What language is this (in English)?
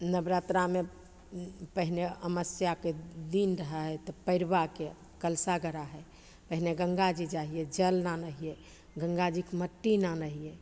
Maithili